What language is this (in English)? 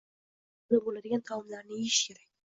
Uzbek